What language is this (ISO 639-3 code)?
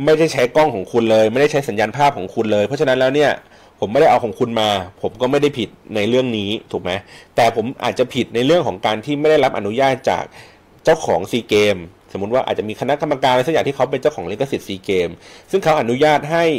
tha